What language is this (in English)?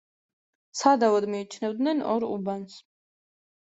Georgian